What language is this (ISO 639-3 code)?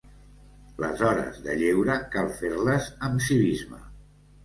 cat